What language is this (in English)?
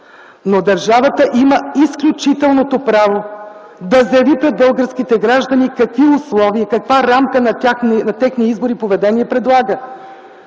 Bulgarian